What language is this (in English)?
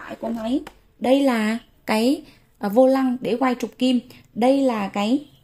Vietnamese